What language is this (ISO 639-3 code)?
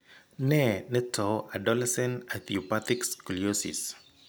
kln